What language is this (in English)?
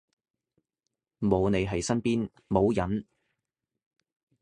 Cantonese